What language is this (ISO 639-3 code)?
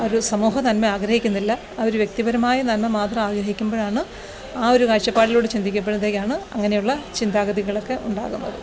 mal